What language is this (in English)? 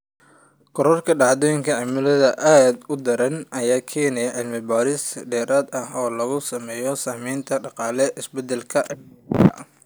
Somali